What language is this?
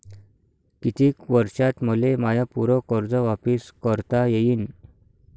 Marathi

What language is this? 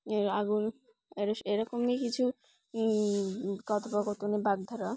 Bangla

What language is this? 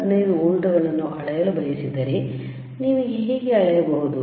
Kannada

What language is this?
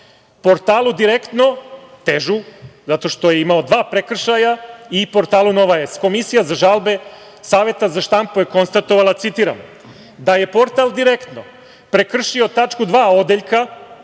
Serbian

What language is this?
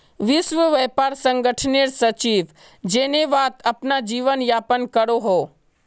Magahi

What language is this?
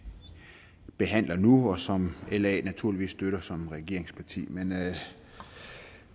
Danish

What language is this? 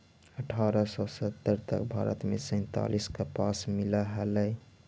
Magahi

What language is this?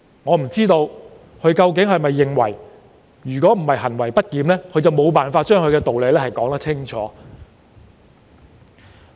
Cantonese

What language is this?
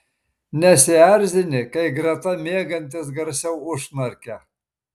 Lithuanian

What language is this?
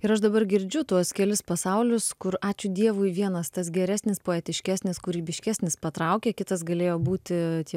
Lithuanian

